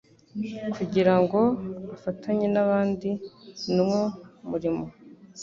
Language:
Kinyarwanda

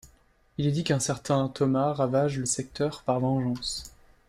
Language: French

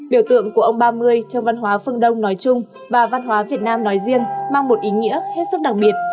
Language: Vietnamese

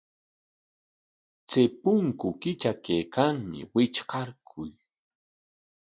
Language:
Corongo Ancash Quechua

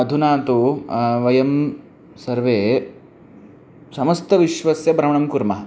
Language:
Sanskrit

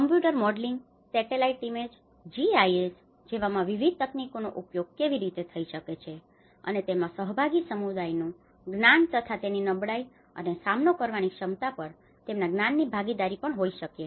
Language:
Gujarati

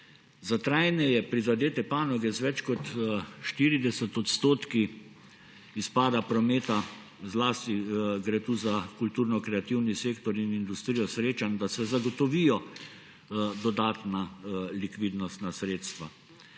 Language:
Slovenian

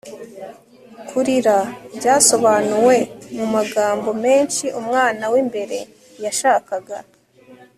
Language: Kinyarwanda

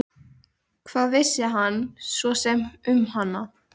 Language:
Icelandic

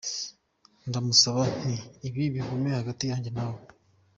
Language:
Kinyarwanda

